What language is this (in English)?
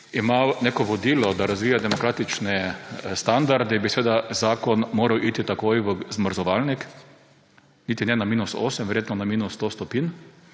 Slovenian